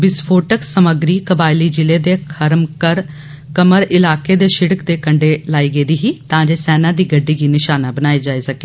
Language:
Dogri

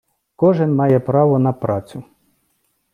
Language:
Ukrainian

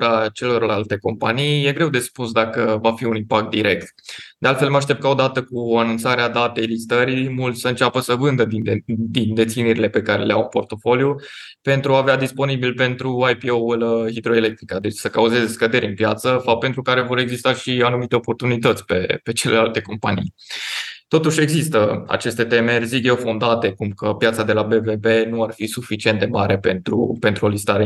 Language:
Romanian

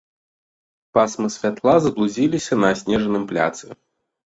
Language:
Belarusian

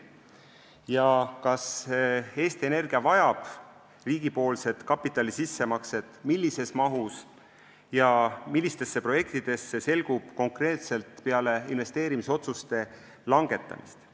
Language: Estonian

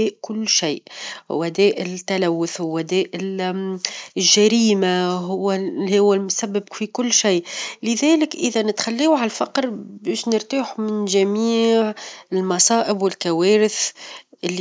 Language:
Tunisian Arabic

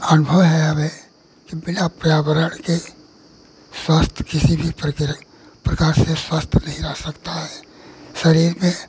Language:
Hindi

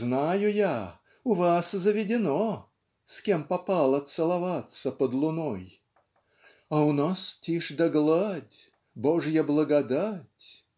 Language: Russian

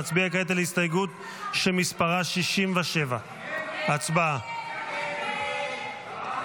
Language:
Hebrew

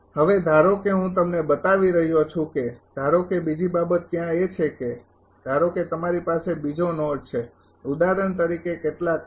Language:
Gujarati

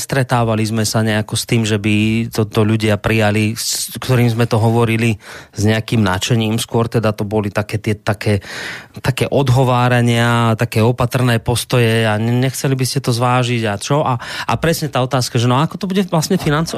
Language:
Slovak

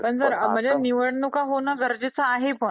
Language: Marathi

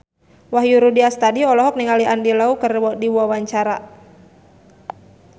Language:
Sundanese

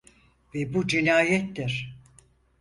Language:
Turkish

